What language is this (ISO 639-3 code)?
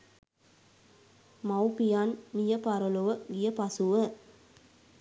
sin